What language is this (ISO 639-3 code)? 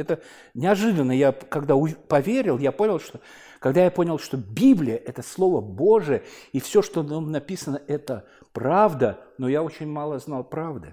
rus